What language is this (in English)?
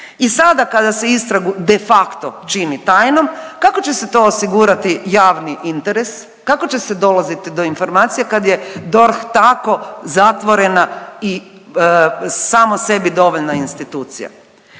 Croatian